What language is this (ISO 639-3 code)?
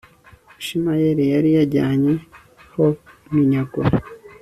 kin